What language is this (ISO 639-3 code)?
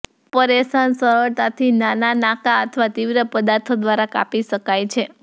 guj